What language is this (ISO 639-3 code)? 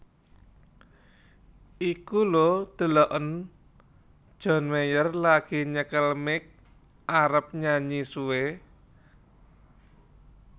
jav